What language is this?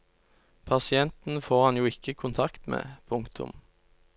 Norwegian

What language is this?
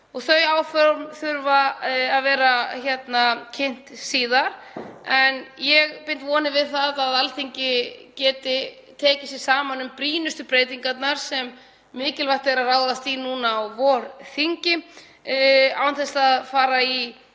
Icelandic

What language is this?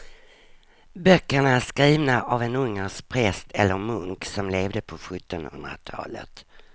Swedish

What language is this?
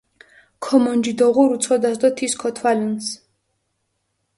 Mingrelian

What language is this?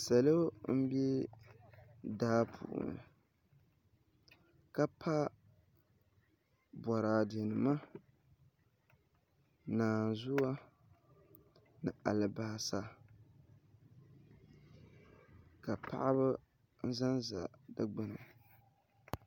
Dagbani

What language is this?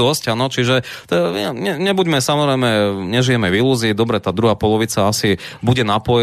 Slovak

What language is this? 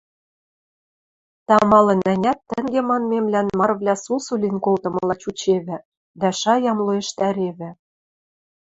Western Mari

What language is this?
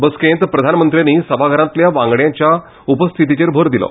Konkani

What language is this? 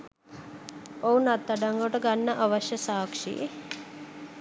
Sinhala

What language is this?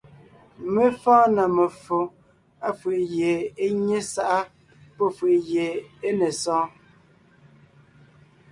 Ngiemboon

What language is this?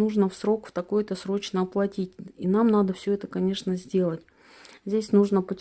Russian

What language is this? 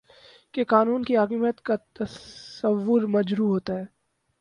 Urdu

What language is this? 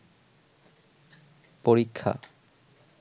Bangla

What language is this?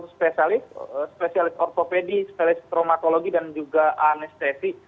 Indonesian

